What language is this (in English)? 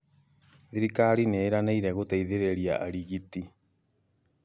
Kikuyu